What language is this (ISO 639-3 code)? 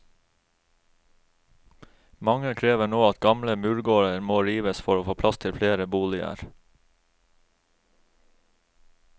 nor